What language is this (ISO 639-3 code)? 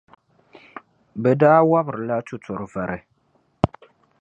dag